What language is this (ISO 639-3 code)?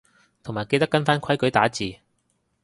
yue